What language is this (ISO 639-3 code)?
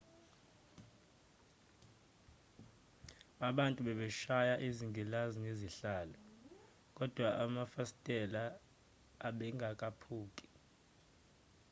zul